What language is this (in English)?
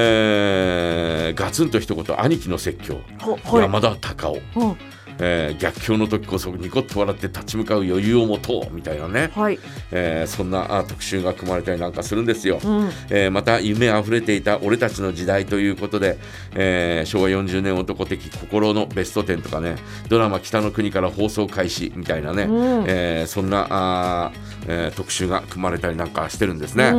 Japanese